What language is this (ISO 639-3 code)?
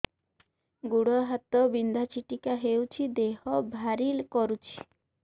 ori